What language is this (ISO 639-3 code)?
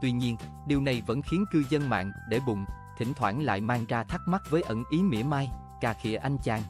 vie